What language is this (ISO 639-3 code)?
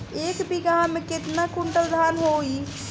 bho